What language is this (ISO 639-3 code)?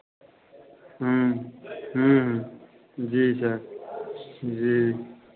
hin